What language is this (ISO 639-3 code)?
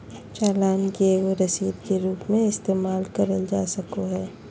mag